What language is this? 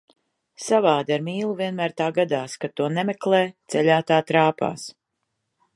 Latvian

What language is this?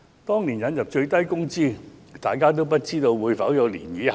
Cantonese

